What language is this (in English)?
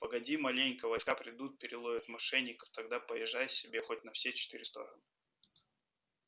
Russian